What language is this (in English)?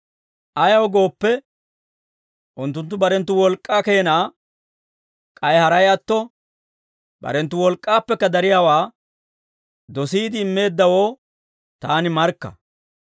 Dawro